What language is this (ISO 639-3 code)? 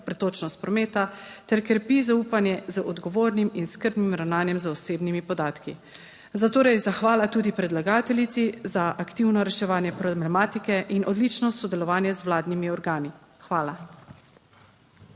slv